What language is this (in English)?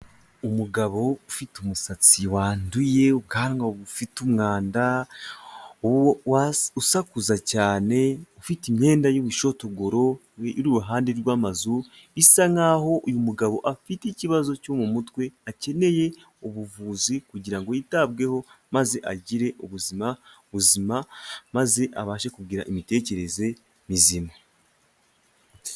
Kinyarwanda